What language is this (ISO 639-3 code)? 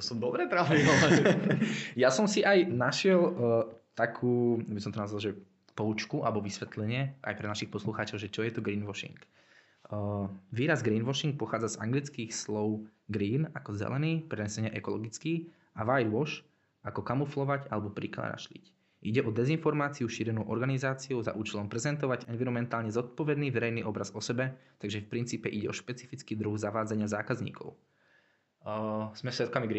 slk